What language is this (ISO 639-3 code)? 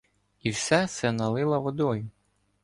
ukr